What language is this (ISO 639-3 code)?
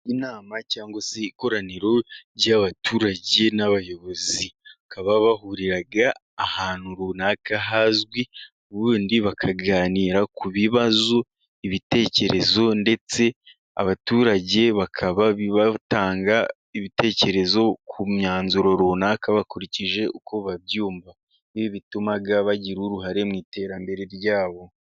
kin